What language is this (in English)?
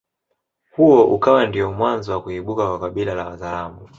Swahili